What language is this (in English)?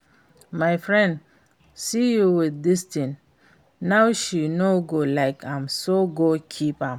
Nigerian Pidgin